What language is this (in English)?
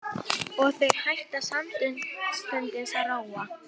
Icelandic